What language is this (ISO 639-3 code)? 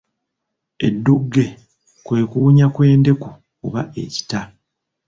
lug